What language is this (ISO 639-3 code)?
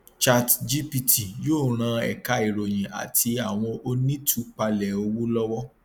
yor